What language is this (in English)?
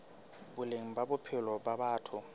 Southern Sotho